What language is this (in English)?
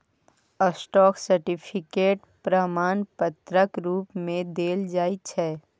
Maithili